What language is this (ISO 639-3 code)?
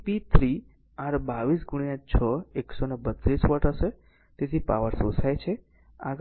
guj